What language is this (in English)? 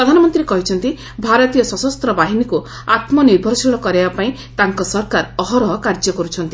Odia